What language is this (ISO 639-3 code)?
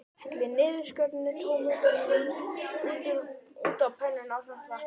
isl